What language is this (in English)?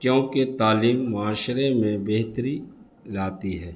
Urdu